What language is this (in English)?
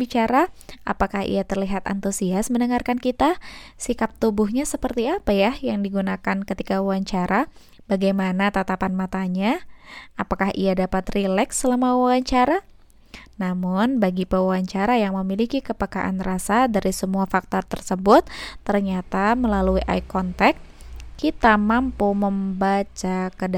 Indonesian